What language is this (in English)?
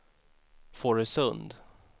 Swedish